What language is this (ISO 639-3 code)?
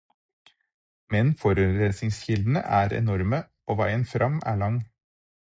nob